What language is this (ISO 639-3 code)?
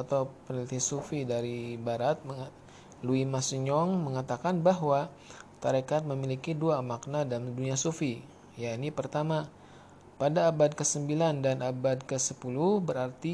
ind